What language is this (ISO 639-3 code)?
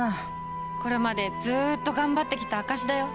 jpn